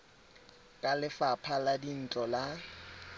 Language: Tswana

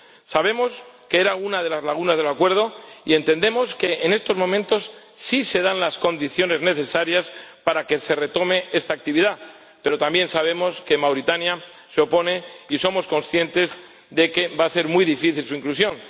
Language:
Spanish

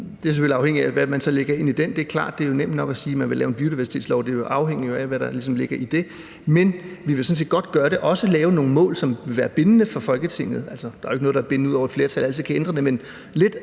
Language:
Danish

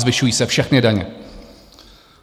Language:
Czech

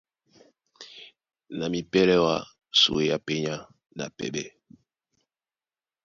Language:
Duala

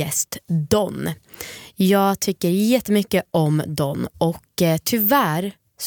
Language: Swedish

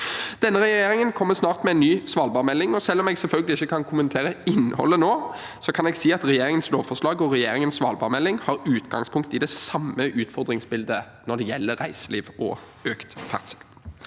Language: Norwegian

